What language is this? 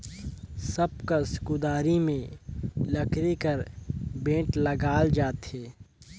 Chhattisgarhi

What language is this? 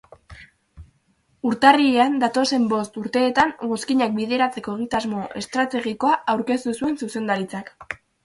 Basque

